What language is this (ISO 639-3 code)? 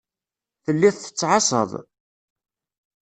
kab